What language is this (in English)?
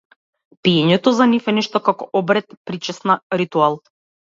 Macedonian